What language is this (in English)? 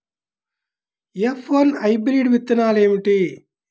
Telugu